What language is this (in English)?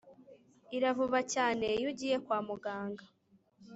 Kinyarwanda